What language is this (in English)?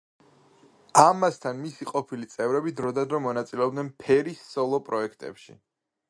Georgian